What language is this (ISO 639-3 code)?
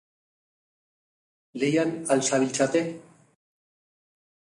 eus